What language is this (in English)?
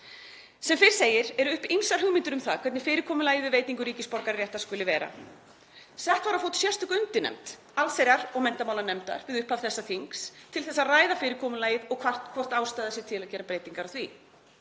Icelandic